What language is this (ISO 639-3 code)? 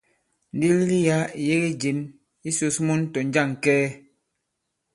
abb